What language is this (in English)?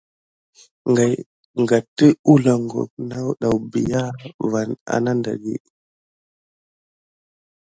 Gidar